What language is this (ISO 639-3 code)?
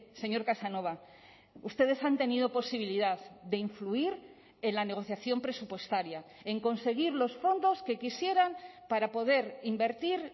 spa